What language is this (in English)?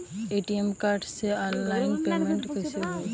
Bhojpuri